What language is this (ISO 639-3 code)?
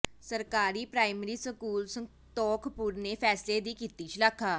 pan